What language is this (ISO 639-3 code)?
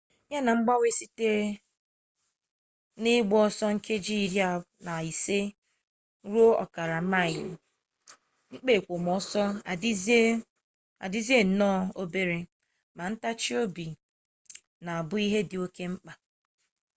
ibo